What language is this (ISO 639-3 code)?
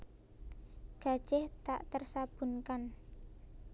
jav